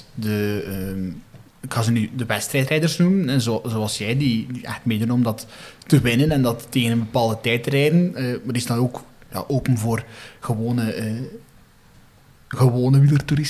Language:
Dutch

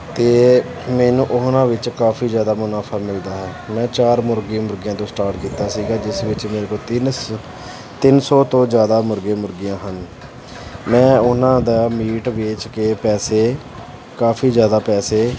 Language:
Punjabi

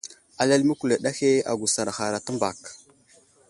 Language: Wuzlam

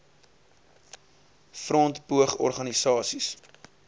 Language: Afrikaans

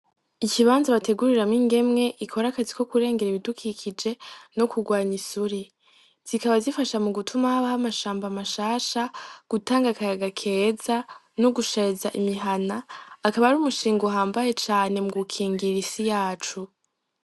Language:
Rundi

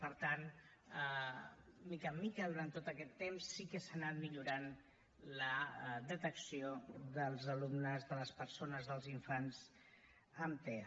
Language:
Catalan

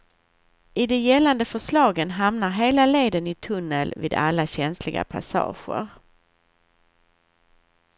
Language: Swedish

